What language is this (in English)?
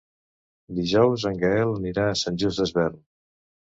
Catalan